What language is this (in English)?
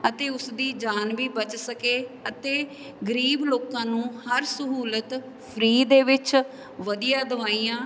Punjabi